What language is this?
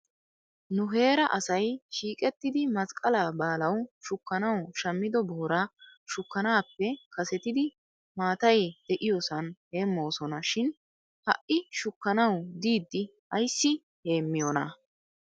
Wolaytta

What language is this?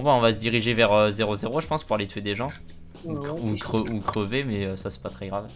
French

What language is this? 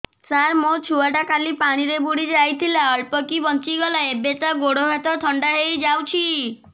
Odia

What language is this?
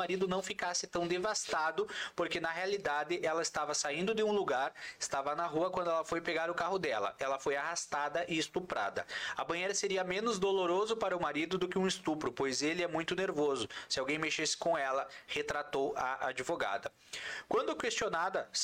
Portuguese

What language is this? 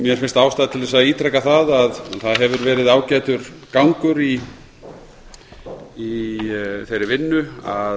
Icelandic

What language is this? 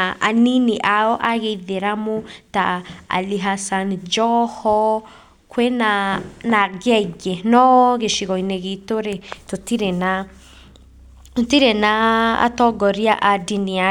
Kikuyu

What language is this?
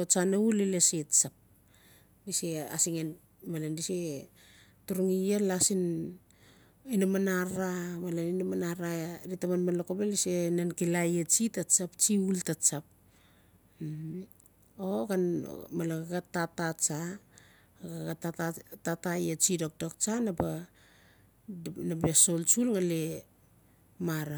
Notsi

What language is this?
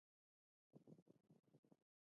Pashto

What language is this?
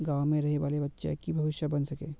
Magahi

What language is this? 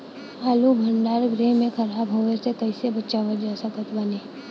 Bhojpuri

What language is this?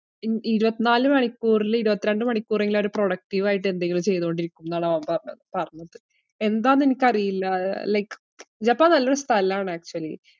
Malayalam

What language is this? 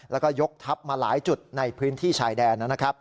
Thai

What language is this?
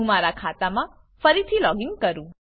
Gujarati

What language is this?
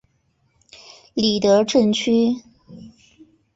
Chinese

